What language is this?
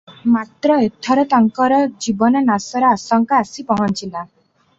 Odia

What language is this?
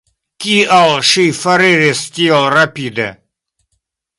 Esperanto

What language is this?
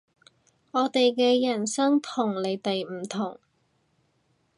Cantonese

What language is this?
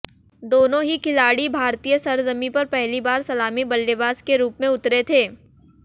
Hindi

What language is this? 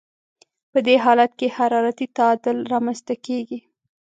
Pashto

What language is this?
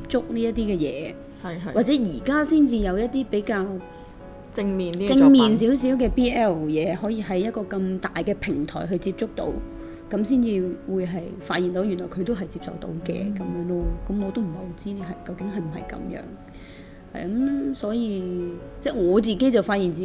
Chinese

